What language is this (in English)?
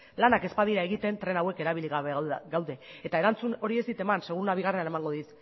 Basque